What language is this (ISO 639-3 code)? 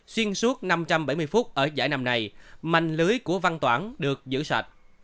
vie